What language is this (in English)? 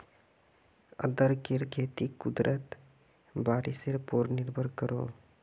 Magahi